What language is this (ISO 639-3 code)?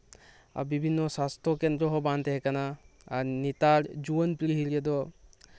sat